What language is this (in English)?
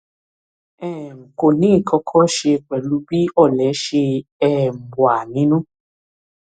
Yoruba